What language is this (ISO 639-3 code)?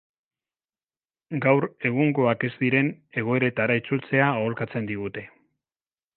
eus